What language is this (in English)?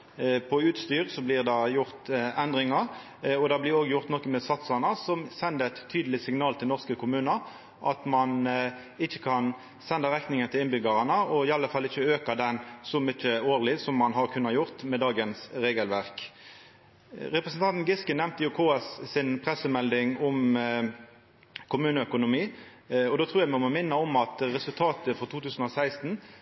Norwegian Nynorsk